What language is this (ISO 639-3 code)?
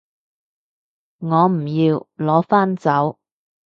yue